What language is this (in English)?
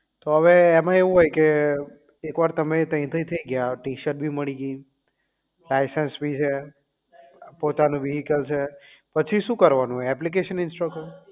Gujarati